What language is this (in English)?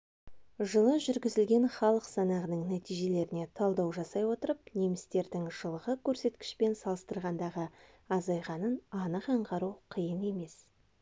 Kazakh